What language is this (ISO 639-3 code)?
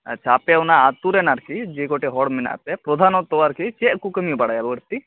sat